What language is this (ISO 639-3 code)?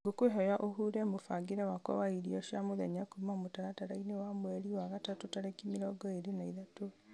kik